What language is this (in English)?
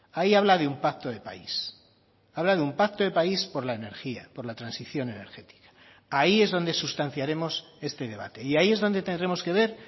Spanish